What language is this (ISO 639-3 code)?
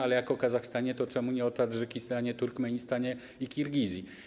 pol